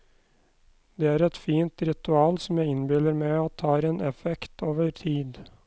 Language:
Norwegian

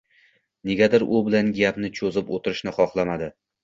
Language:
Uzbek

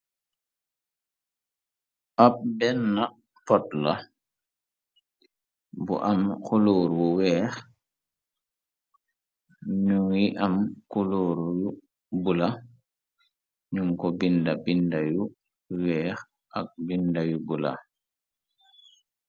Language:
Wolof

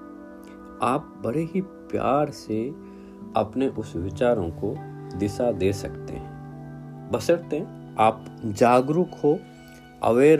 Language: Hindi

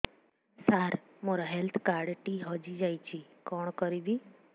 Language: Odia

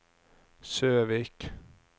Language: Norwegian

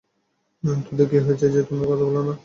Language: Bangla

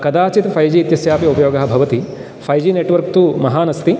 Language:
Sanskrit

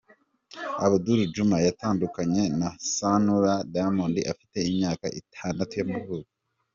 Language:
Kinyarwanda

